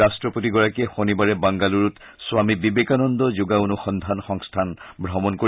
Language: Assamese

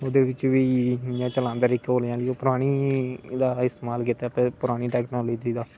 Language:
Dogri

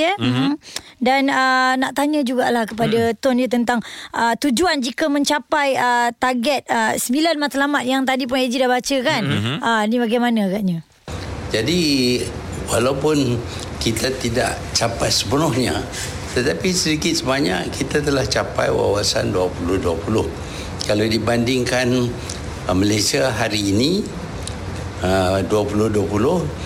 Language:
Malay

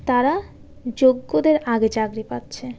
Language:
Bangla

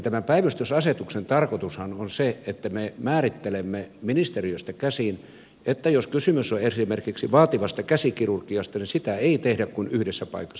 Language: Finnish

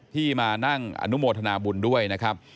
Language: Thai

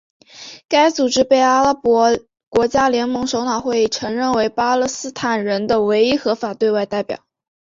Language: Chinese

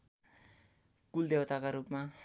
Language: Nepali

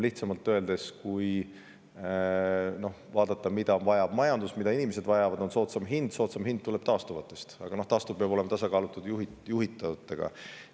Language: Estonian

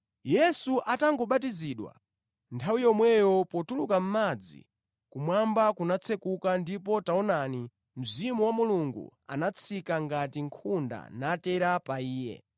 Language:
Nyanja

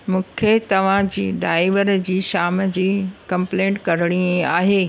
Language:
Sindhi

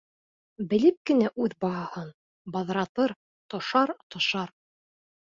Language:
Bashkir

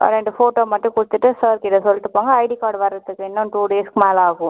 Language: Tamil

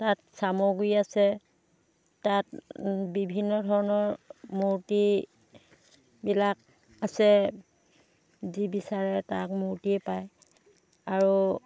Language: Assamese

